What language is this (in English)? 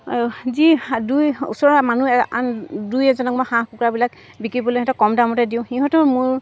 Assamese